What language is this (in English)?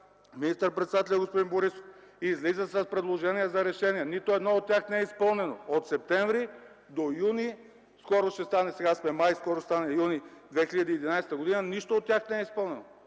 Bulgarian